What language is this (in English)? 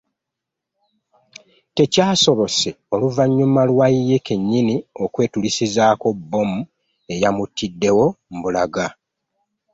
Ganda